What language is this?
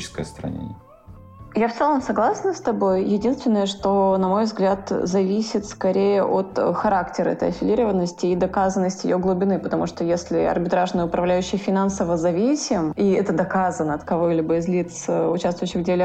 Russian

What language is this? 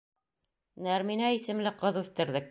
Bashkir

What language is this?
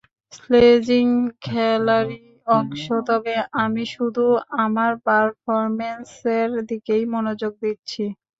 Bangla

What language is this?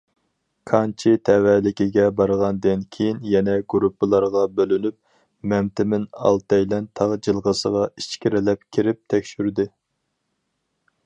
Uyghur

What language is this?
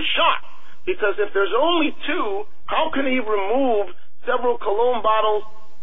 English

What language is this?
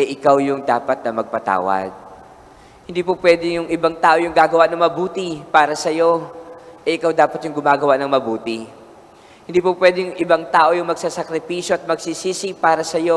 Filipino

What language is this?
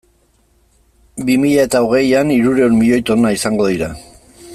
Basque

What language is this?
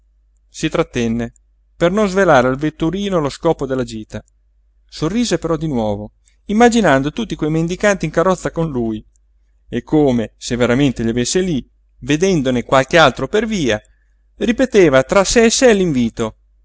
Italian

